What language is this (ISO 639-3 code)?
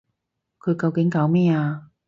yue